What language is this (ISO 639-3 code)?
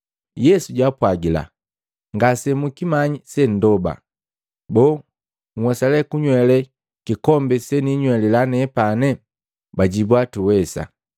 mgv